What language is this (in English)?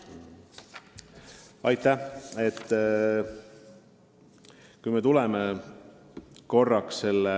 Estonian